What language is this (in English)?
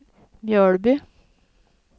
Swedish